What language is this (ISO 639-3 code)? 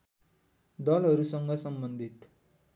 nep